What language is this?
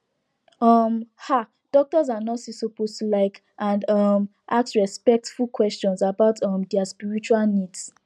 Nigerian Pidgin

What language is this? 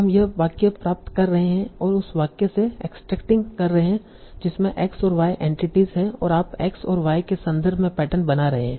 Hindi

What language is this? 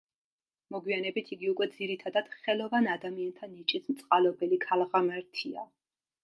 Georgian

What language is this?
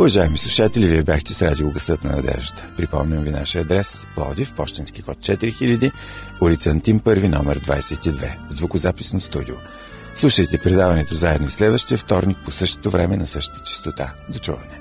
Bulgarian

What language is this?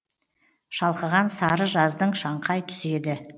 Kazakh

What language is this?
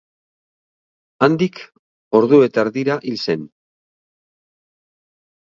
Basque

